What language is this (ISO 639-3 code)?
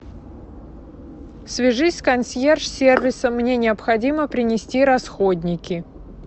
rus